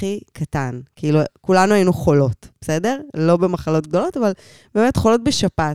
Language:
Hebrew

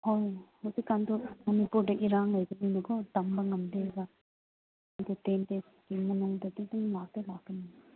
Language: Manipuri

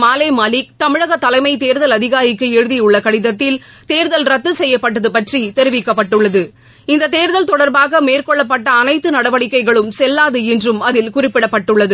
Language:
Tamil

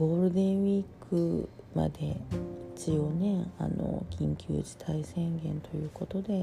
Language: Japanese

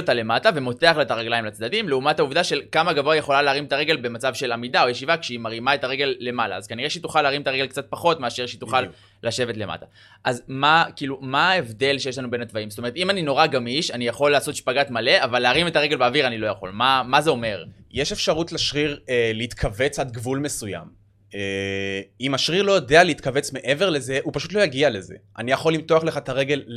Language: Hebrew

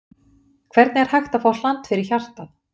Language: Icelandic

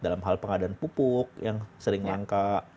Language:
Indonesian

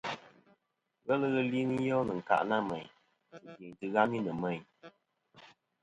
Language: Kom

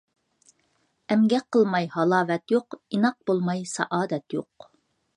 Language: Uyghur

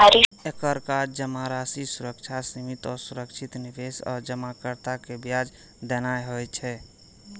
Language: Maithili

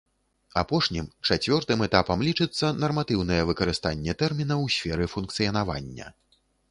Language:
Belarusian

